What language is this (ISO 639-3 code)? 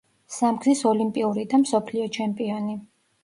kat